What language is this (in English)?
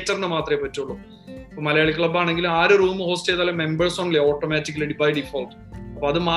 Malayalam